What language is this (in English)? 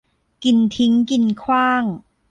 Thai